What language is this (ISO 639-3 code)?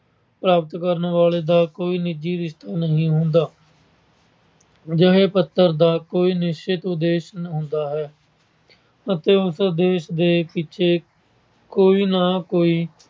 pan